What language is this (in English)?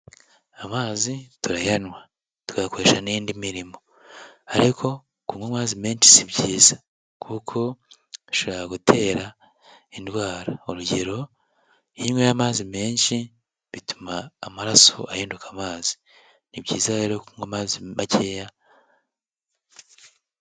Kinyarwanda